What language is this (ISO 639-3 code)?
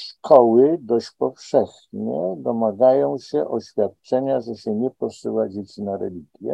pol